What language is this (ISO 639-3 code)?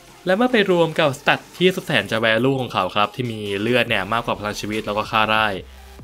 tha